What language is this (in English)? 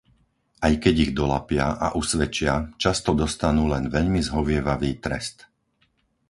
Slovak